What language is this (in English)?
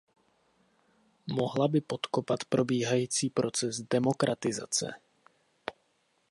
Czech